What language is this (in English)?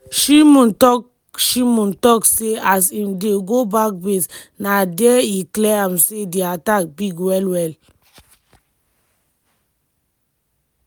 Nigerian Pidgin